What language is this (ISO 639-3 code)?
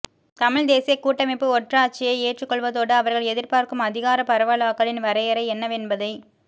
tam